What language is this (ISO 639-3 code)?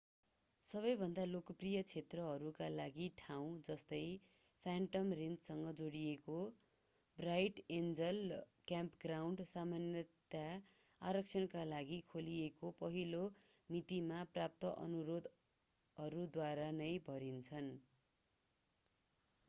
nep